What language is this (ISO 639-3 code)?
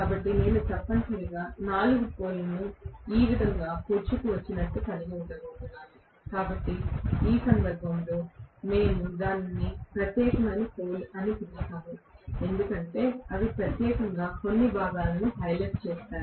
tel